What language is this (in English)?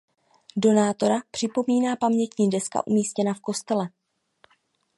Czech